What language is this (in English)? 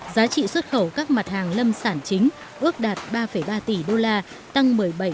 Vietnamese